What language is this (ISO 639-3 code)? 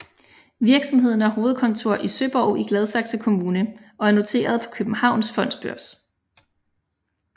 dan